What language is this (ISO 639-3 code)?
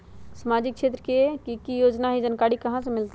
mag